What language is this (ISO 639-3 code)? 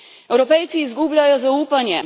slv